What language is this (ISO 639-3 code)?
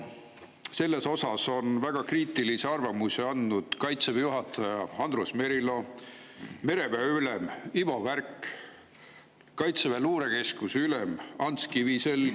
est